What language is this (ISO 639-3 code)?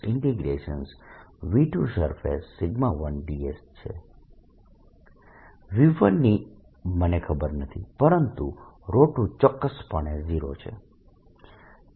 guj